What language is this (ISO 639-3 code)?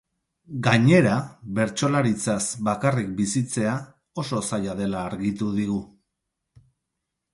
eus